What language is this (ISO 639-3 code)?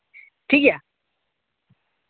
sat